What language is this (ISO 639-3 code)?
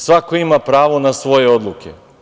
srp